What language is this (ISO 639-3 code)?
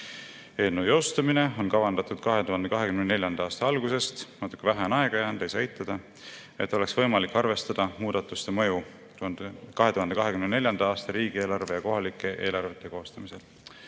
est